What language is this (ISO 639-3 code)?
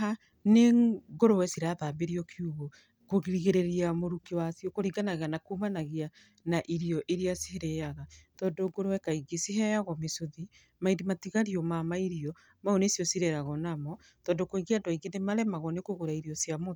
kik